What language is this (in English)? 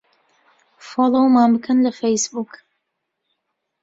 Central Kurdish